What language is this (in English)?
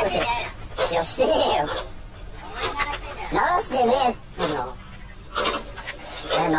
Japanese